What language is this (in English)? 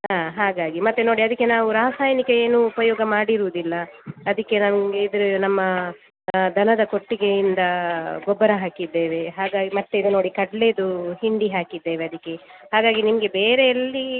Kannada